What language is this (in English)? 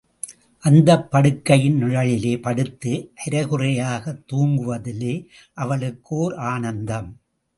Tamil